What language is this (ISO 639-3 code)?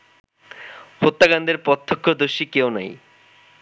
ben